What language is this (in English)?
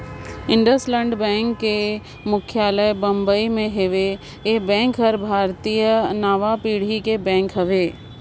Chhattisgarhi